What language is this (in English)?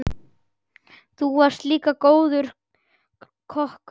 Icelandic